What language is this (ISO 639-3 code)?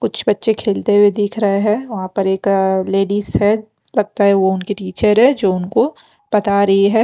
hin